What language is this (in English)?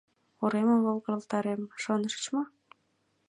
Mari